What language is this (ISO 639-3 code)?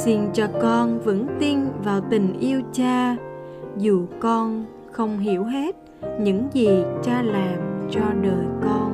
vie